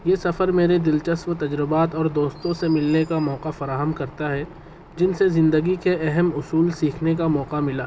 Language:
Urdu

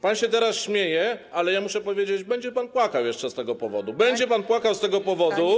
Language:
Polish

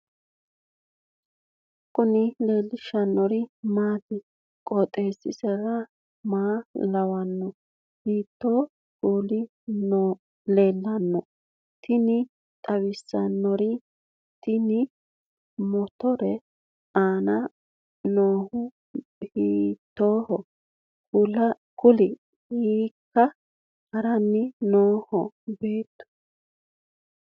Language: Sidamo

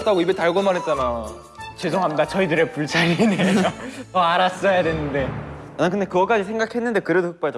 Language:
Korean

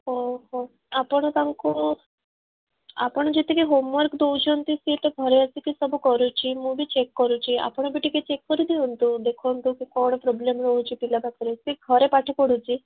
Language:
Odia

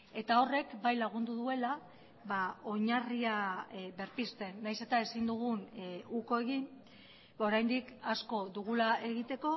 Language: Basque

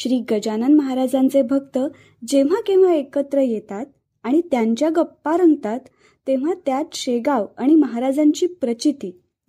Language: Marathi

